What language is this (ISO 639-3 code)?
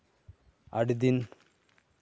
sat